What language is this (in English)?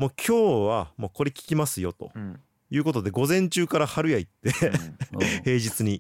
Japanese